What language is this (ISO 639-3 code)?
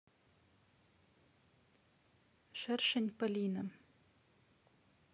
rus